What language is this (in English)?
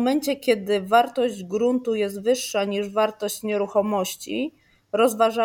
Polish